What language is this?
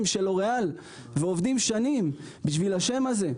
Hebrew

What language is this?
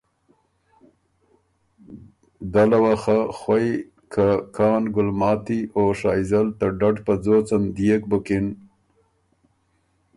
Ormuri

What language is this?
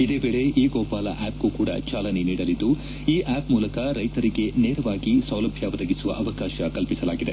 Kannada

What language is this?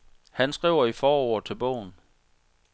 Danish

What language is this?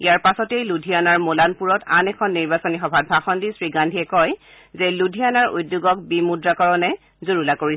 Assamese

